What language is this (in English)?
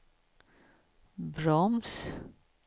Swedish